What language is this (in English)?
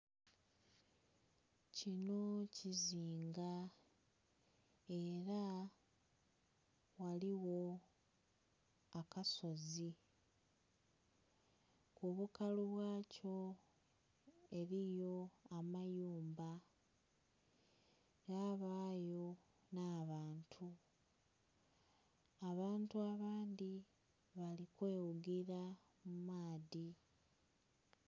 Soga